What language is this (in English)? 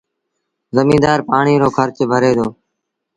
Sindhi Bhil